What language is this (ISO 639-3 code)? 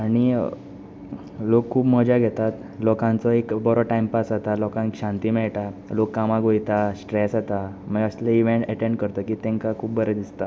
kok